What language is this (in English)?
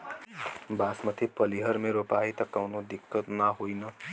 Bhojpuri